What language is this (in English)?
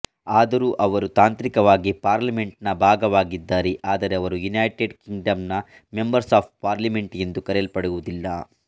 Kannada